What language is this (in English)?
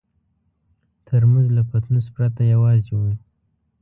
Pashto